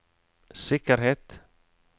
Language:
Norwegian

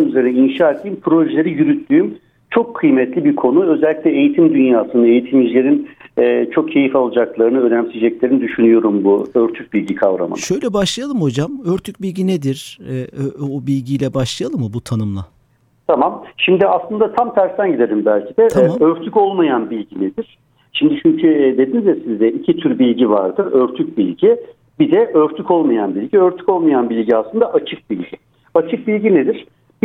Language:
Turkish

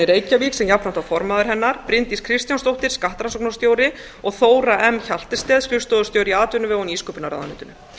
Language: Icelandic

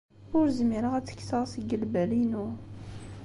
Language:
Kabyle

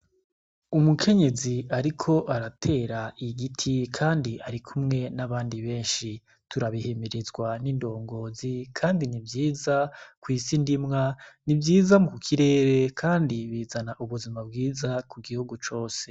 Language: Rundi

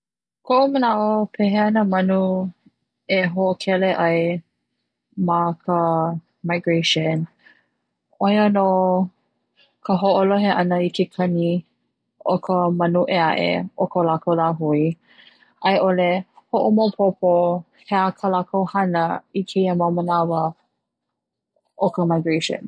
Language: Hawaiian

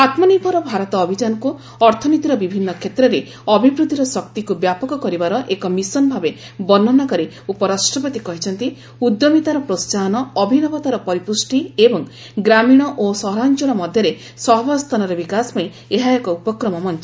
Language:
Odia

